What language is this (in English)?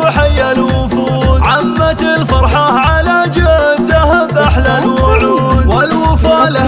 Arabic